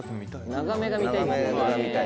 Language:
Japanese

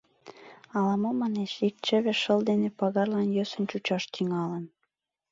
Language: Mari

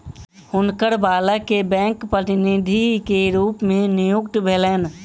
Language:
Maithili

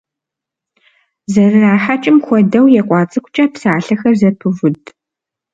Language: Kabardian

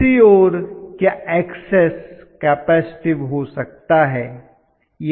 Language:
Hindi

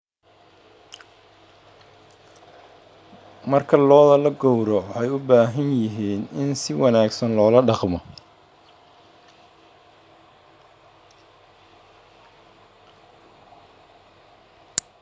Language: Somali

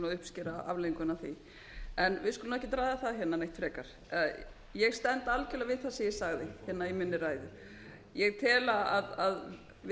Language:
Icelandic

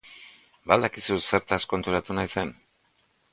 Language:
Basque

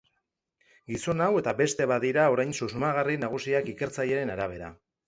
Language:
Basque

